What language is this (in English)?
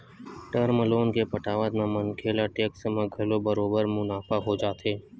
Chhattisgarhi